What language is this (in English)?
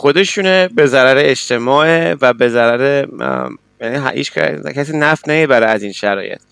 Persian